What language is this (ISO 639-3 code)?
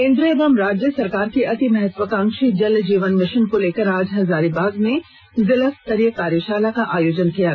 hin